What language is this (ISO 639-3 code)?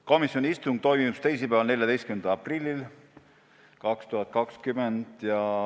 est